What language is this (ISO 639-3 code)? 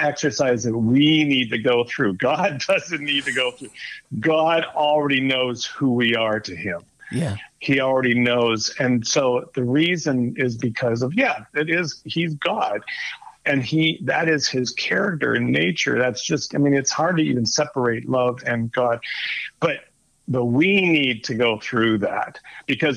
eng